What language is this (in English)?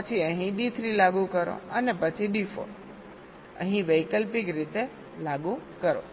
Gujarati